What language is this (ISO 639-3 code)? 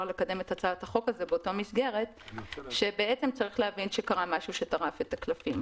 heb